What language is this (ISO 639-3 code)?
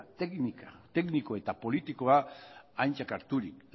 eus